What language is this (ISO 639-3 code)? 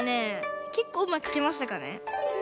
jpn